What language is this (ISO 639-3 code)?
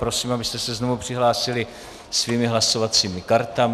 ces